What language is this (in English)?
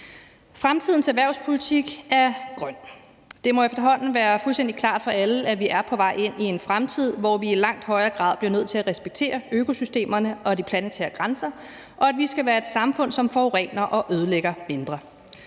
Danish